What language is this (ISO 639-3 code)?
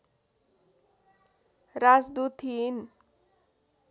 nep